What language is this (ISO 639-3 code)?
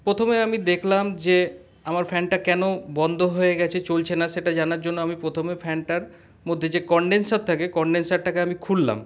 ben